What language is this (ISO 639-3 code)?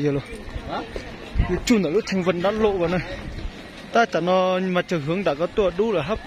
vie